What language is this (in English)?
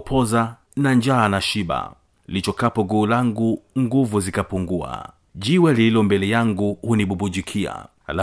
Swahili